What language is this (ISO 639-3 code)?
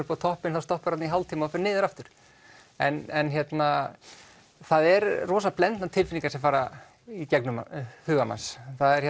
isl